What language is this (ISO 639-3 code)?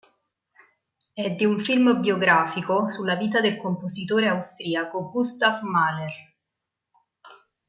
ita